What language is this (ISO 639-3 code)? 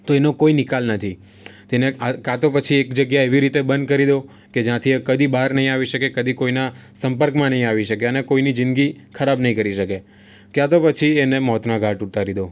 guj